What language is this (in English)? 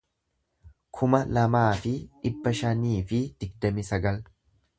Oromo